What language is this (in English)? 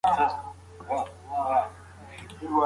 Pashto